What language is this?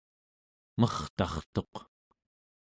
Central Yupik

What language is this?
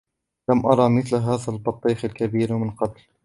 Arabic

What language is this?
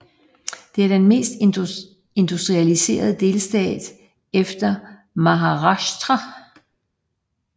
Danish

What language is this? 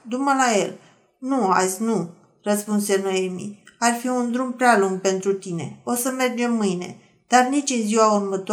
Romanian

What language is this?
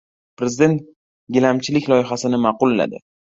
Uzbek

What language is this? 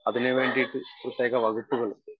Malayalam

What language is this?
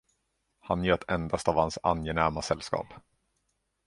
Swedish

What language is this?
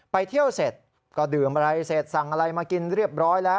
Thai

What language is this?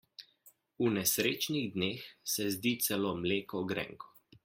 Slovenian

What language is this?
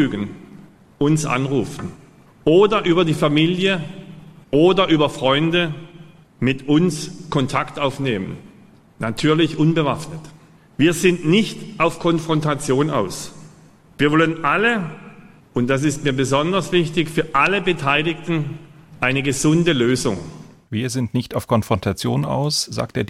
German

